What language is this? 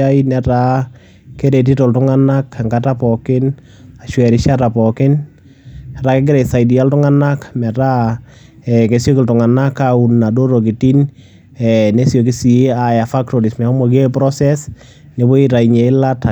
Masai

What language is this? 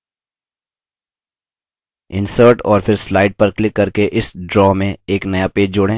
Hindi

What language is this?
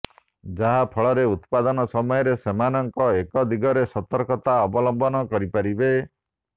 Odia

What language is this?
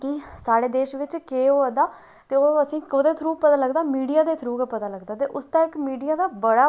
Dogri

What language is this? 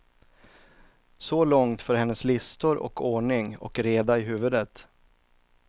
Swedish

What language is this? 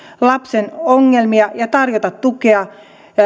Finnish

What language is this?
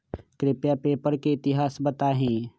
Magahi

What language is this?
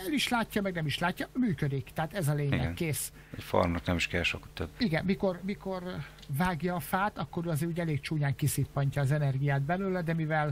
Hungarian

